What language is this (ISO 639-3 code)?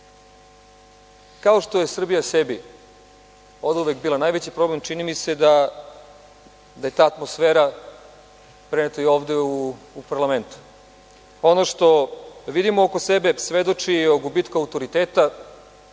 srp